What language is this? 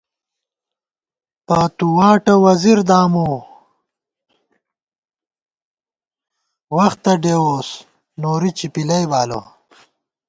Gawar-Bati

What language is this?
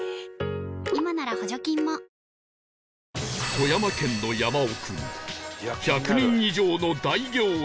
Japanese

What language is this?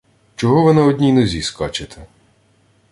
Ukrainian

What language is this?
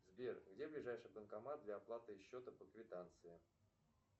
Russian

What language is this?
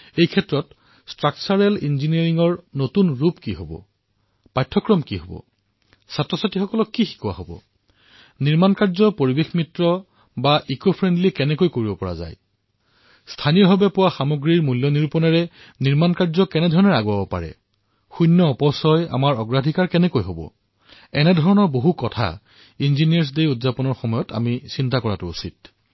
Assamese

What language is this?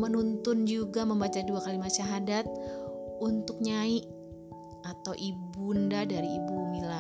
Indonesian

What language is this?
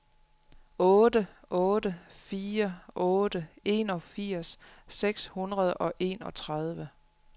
Danish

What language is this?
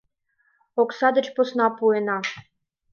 Mari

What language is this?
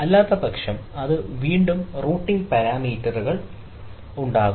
Malayalam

